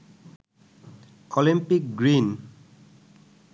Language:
Bangla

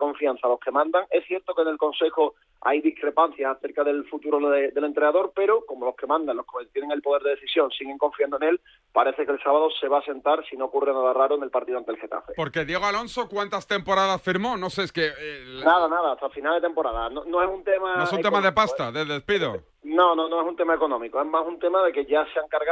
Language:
Spanish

